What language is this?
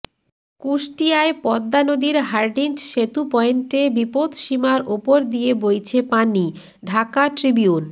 Bangla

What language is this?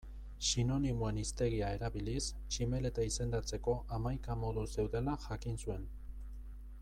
Basque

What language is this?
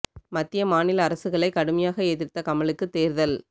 Tamil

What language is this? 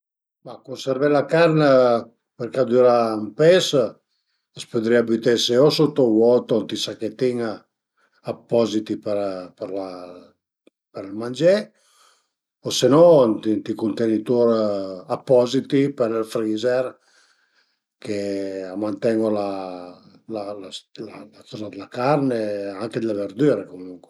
Piedmontese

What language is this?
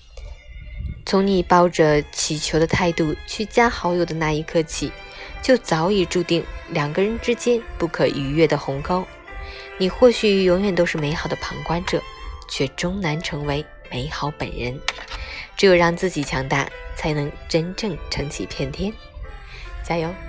Chinese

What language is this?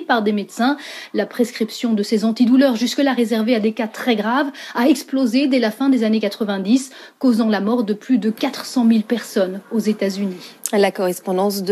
French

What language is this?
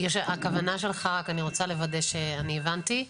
Hebrew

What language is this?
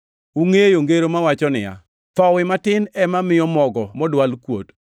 Luo (Kenya and Tanzania)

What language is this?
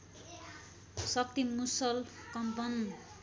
Nepali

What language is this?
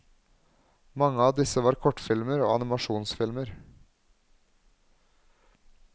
Norwegian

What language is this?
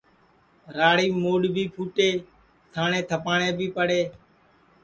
Sansi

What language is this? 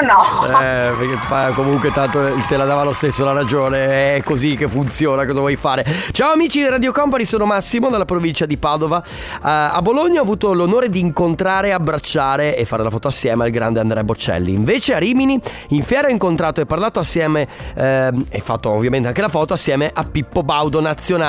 Italian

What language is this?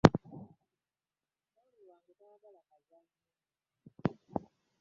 Ganda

